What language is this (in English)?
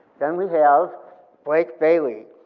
English